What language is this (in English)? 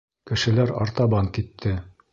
Bashkir